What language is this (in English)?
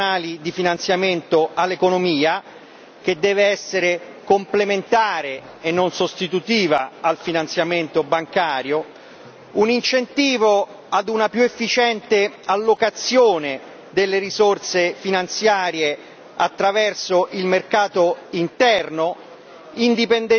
Italian